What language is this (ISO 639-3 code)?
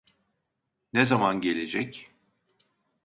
tur